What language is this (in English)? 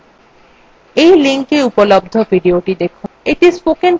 Bangla